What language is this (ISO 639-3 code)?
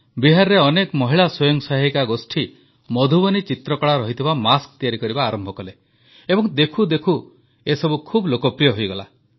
ori